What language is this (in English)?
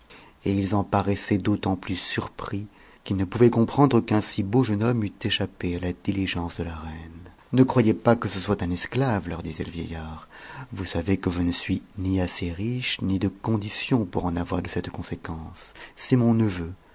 French